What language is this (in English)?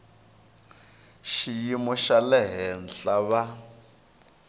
Tsonga